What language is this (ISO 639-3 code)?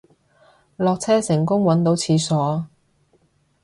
yue